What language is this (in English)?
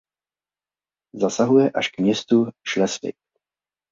Czech